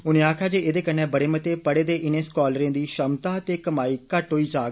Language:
Dogri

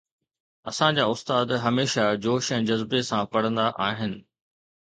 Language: Sindhi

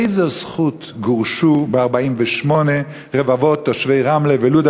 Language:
Hebrew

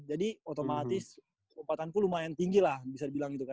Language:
Indonesian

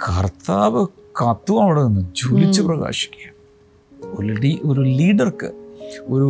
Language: Malayalam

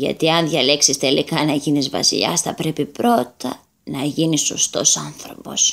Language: Greek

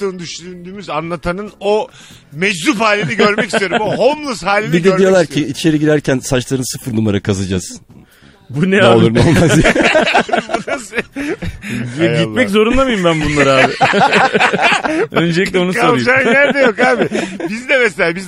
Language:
Turkish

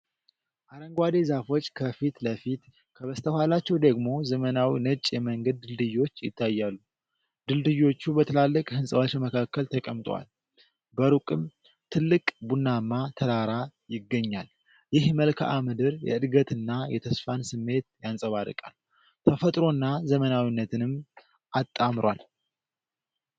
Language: Amharic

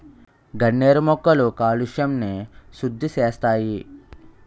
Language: Telugu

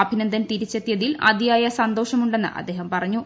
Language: Malayalam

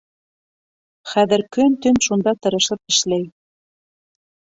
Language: Bashkir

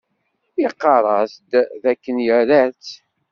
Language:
Kabyle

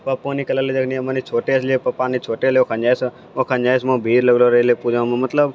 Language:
Maithili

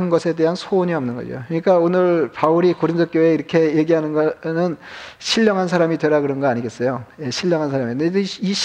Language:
Korean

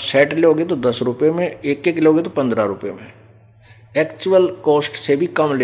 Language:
Hindi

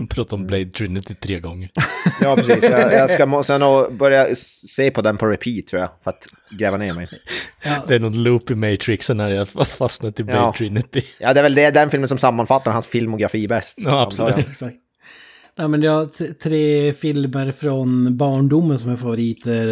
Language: Swedish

